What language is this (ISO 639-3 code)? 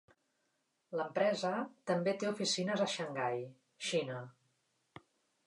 cat